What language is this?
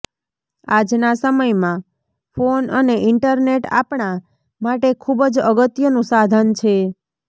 Gujarati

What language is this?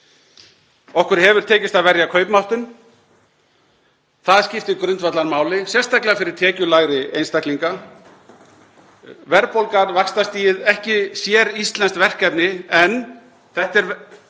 Icelandic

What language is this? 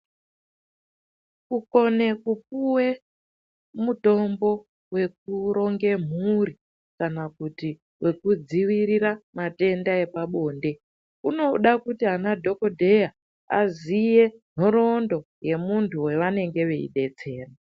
Ndau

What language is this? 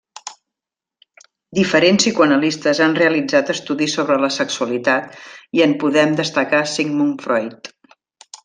Catalan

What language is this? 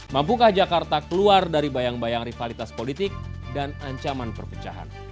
Indonesian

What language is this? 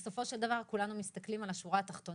Hebrew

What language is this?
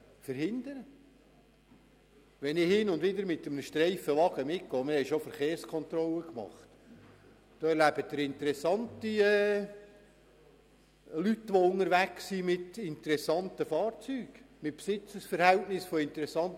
Swiss German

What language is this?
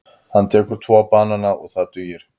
Icelandic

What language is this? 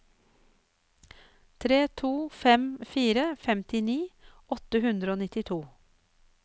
Norwegian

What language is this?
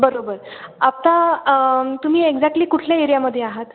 Marathi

